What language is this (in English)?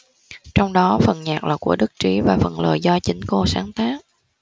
Vietnamese